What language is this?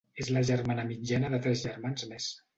Catalan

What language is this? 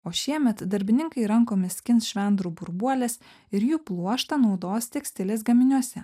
Lithuanian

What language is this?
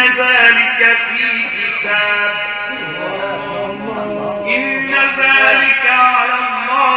Arabic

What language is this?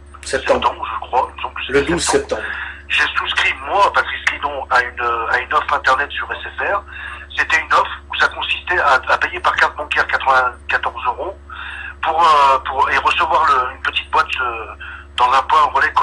French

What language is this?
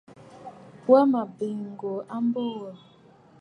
Bafut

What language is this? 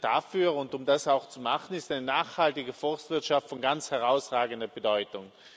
German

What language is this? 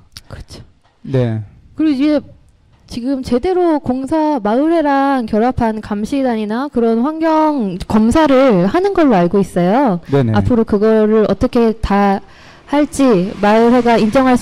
Korean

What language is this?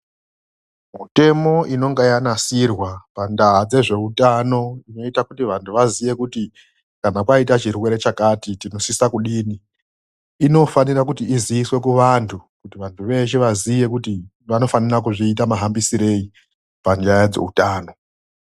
Ndau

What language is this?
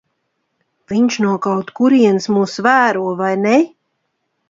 Latvian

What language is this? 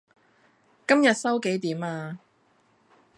Cantonese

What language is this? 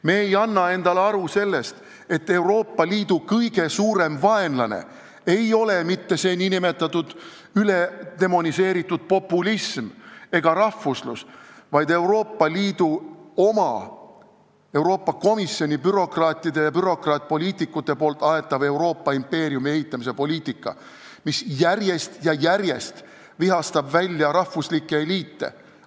Estonian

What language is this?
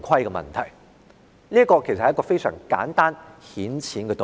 Cantonese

